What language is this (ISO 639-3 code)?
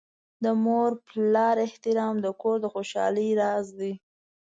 pus